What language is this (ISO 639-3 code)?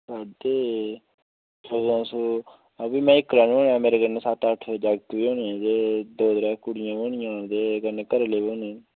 doi